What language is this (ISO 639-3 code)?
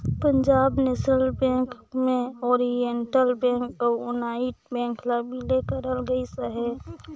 hne